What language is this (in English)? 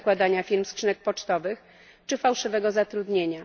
Polish